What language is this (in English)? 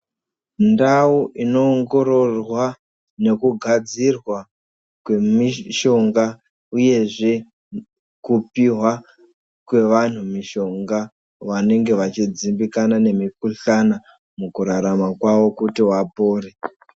Ndau